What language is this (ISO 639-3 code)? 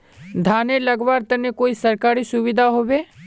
mag